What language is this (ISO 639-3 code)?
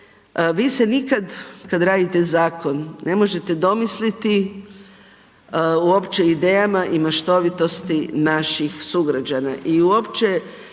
hrv